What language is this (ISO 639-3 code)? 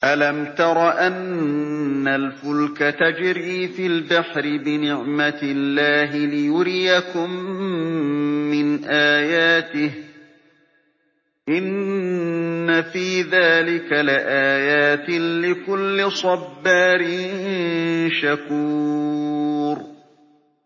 ara